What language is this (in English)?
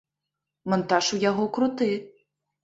Belarusian